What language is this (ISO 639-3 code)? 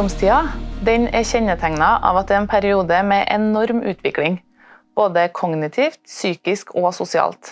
nor